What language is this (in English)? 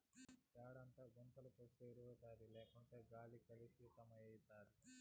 Telugu